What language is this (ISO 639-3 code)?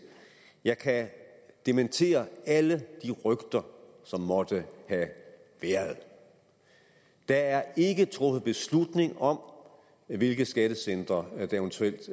dan